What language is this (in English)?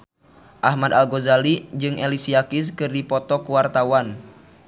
Sundanese